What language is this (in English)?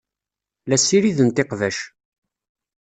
Kabyle